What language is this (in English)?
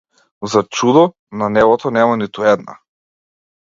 Macedonian